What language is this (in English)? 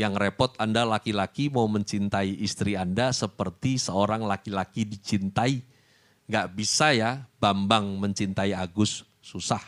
Indonesian